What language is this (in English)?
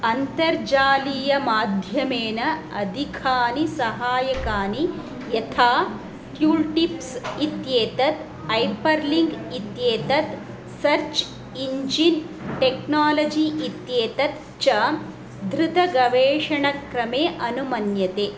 Sanskrit